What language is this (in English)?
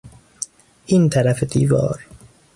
Persian